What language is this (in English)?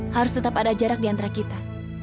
Indonesian